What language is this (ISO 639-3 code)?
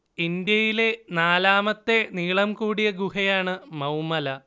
mal